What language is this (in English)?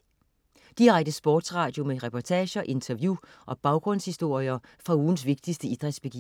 Danish